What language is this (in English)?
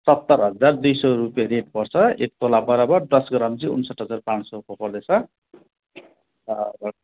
Nepali